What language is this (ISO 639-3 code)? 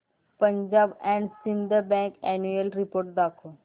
mar